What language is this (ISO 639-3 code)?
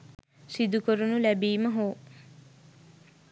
sin